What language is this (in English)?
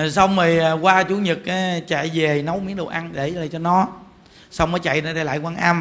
Vietnamese